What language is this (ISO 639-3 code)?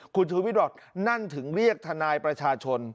tha